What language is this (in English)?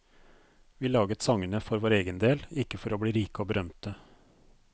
Norwegian